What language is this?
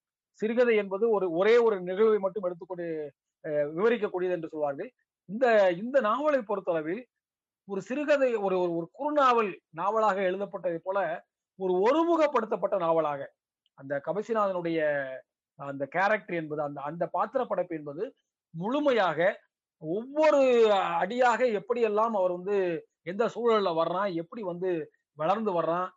Tamil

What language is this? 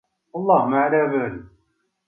Arabic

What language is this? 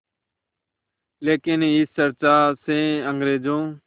Hindi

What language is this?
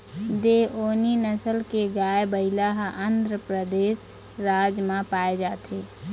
Chhattisgarhi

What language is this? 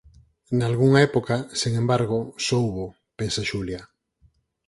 Galician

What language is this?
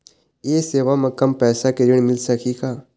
Chhattisgarhi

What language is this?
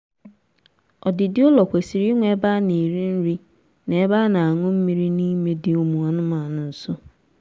Igbo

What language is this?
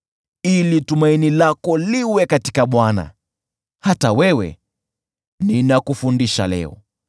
Swahili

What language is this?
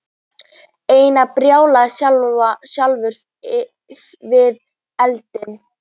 Icelandic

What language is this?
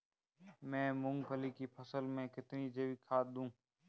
Hindi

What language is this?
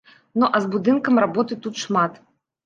Belarusian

